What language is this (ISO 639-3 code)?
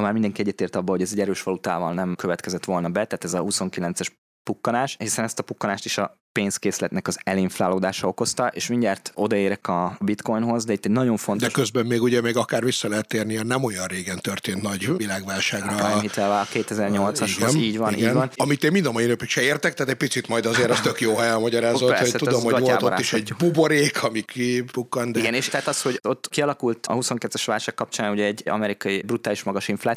hun